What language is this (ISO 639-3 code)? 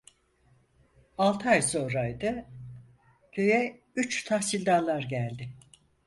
tur